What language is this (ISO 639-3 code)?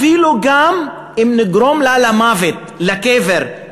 heb